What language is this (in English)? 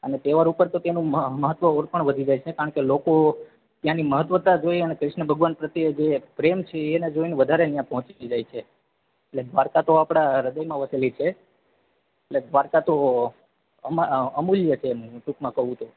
Gujarati